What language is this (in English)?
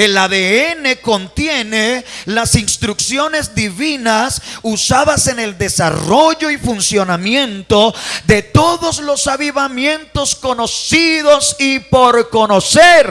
Spanish